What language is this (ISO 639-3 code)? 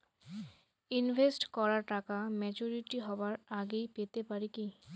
ben